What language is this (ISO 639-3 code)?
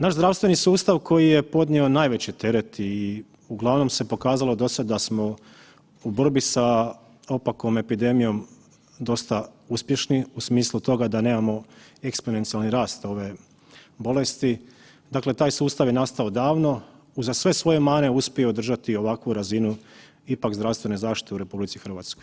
hrv